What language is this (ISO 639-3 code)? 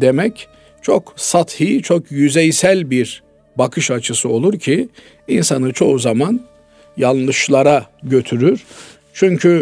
tur